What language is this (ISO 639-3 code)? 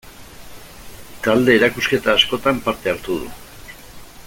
eus